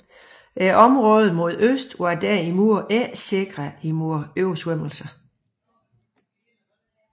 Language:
Danish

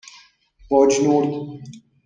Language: Persian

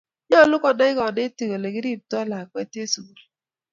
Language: Kalenjin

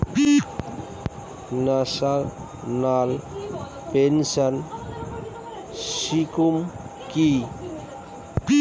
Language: Bangla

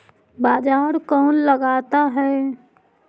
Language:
Magahi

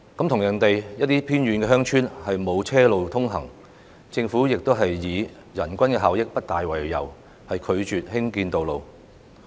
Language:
Cantonese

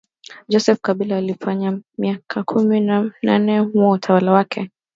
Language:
Swahili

